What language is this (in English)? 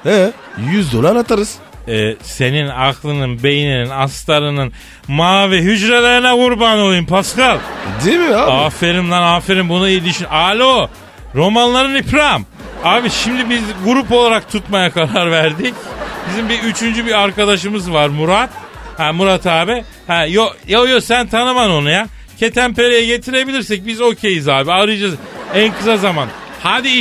Turkish